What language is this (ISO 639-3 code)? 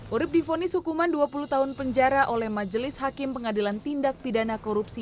ind